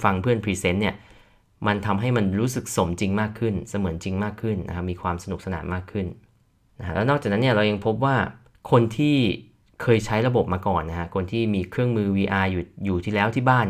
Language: Thai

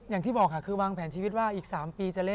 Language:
Thai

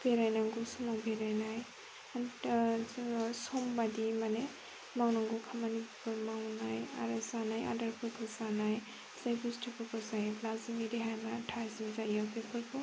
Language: Bodo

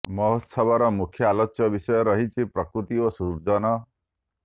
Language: Odia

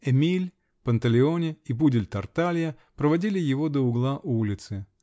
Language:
Russian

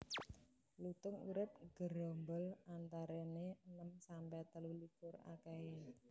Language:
Javanese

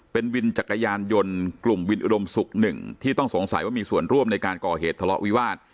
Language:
Thai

